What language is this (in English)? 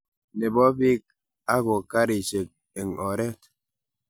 Kalenjin